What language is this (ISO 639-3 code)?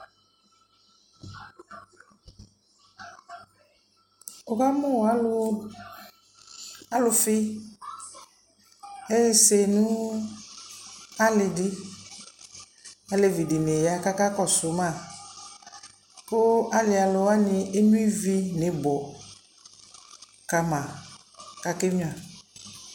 kpo